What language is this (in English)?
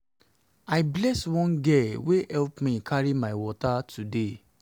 Nigerian Pidgin